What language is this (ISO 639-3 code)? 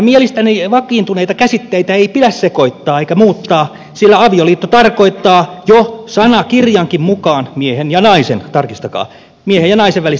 fin